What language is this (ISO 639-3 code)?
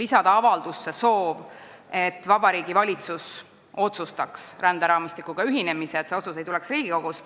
est